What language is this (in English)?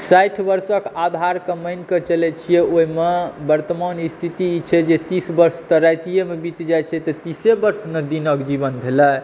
Maithili